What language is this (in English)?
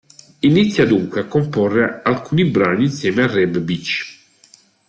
Italian